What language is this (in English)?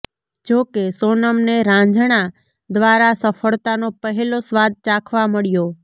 Gujarati